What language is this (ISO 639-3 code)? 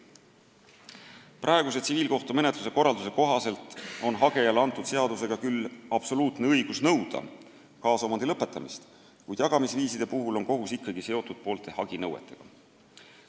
est